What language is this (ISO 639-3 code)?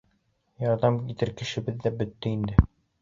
bak